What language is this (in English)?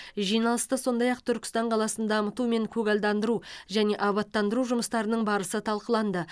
Kazakh